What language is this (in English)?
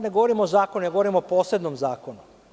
Serbian